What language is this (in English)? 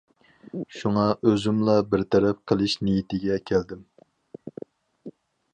Uyghur